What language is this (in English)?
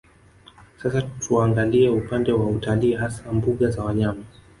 Swahili